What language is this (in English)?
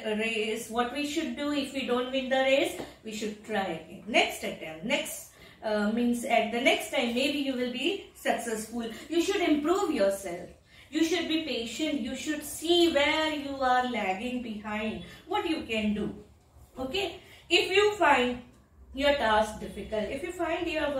English